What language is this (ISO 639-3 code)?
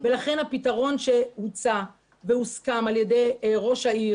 heb